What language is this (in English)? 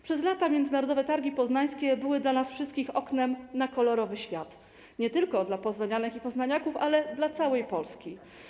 Polish